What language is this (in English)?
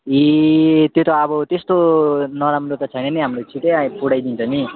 Nepali